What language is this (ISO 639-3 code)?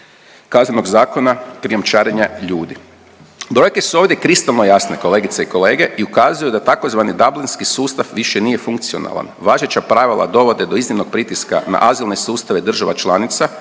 hrv